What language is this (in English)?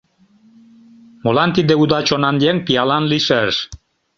Mari